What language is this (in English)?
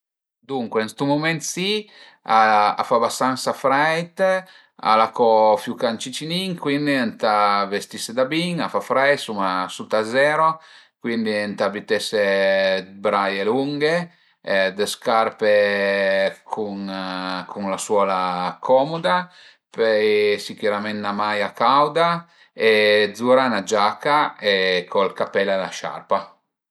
Piedmontese